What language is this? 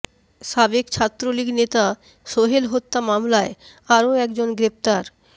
Bangla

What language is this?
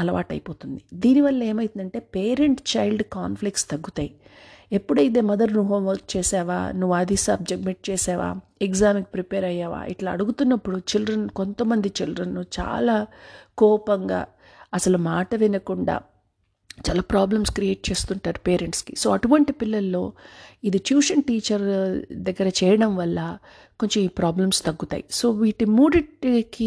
Telugu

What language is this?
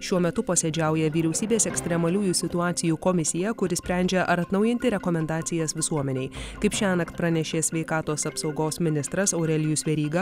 Lithuanian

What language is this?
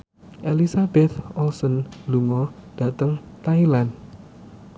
Javanese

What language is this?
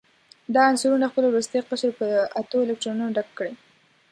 Pashto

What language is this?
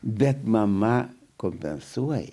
Lithuanian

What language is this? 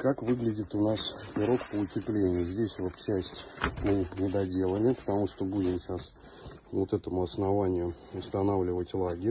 Russian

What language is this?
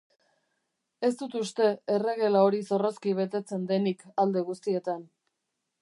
Basque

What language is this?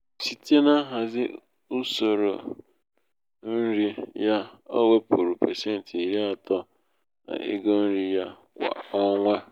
Igbo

